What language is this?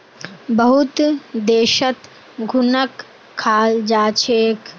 Magahi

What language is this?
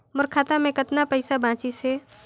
Chhattisgarhi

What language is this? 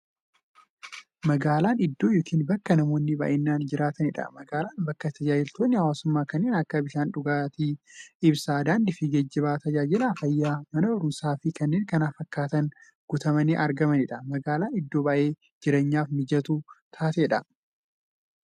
Oromo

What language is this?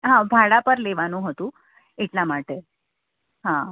Gujarati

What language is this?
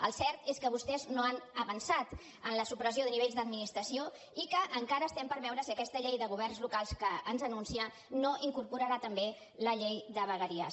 Catalan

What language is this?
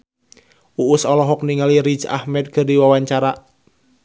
Sundanese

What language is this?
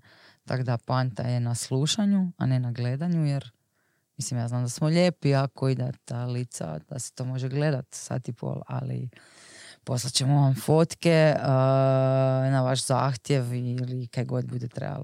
Croatian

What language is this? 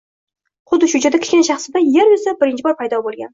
Uzbek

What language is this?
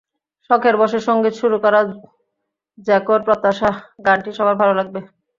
Bangla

